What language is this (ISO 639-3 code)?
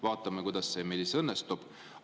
est